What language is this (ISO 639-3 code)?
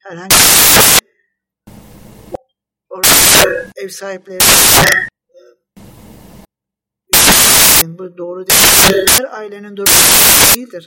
tur